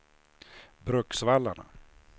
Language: Swedish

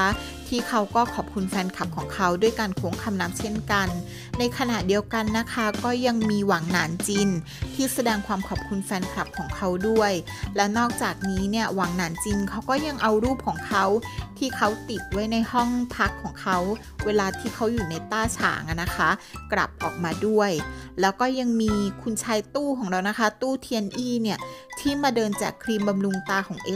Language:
Thai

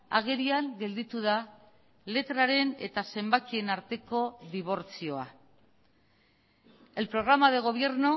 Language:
Basque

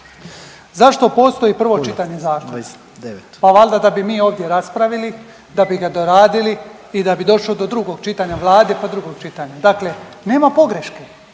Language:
Croatian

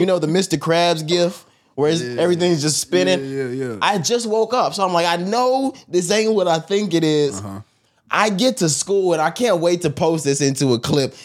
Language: English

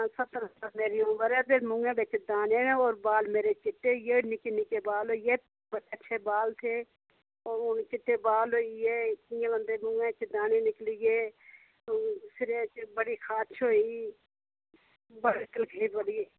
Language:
Dogri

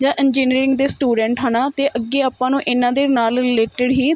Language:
Punjabi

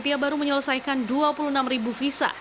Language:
Indonesian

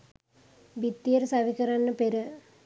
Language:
Sinhala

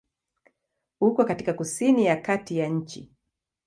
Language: Swahili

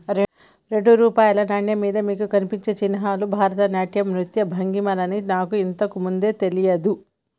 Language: Telugu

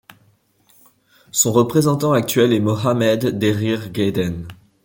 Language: French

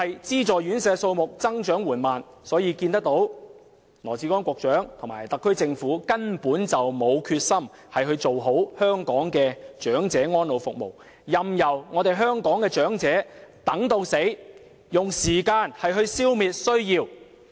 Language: Cantonese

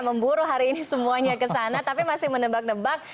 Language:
Indonesian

